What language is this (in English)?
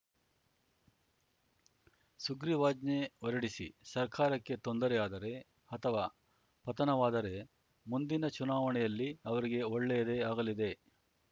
Kannada